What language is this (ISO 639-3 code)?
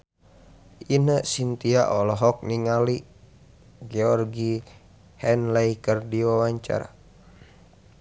sun